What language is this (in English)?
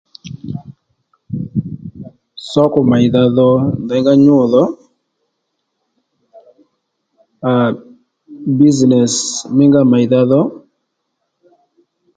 Lendu